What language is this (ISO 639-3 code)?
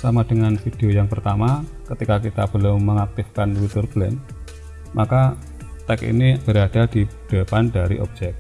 ind